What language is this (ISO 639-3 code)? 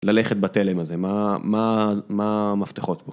heb